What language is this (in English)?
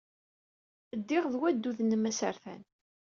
Kabyle